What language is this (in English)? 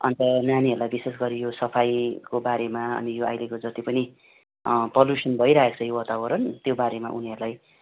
Nepali